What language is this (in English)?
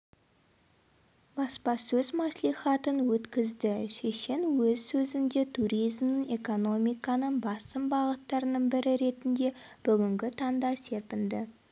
Kazakh